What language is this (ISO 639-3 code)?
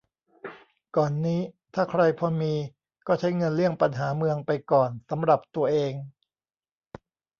tha